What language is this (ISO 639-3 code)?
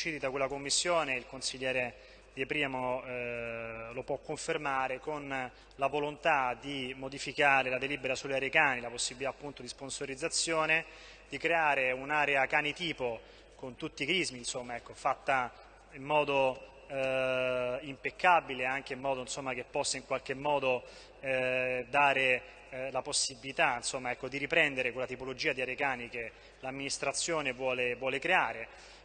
ita